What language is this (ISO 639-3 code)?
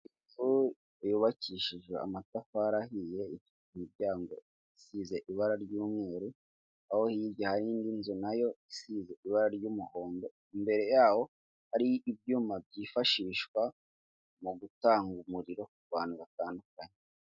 kin